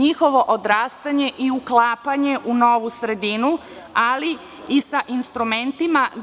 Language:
Serbian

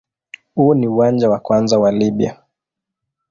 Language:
Swahili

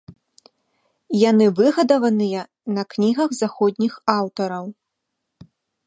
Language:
Belarusian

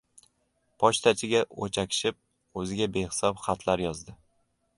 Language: Uzbek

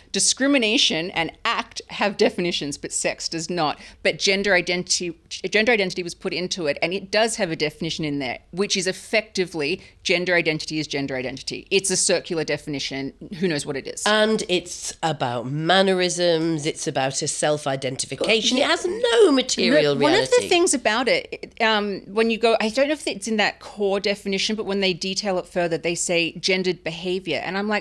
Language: English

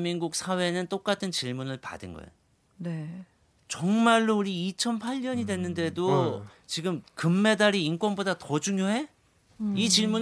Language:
Korean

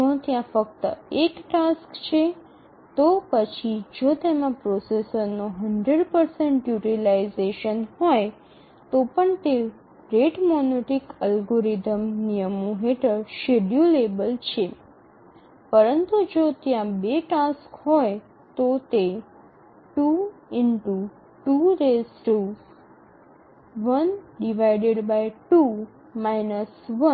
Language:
Gujarati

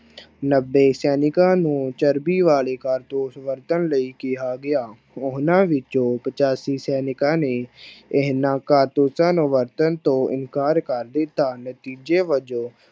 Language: Punjabi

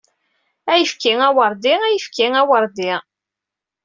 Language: Kabyle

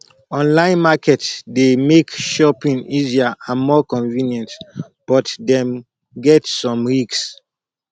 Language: Nigerian Pidgin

